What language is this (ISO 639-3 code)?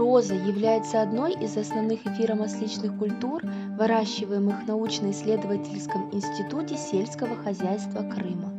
rus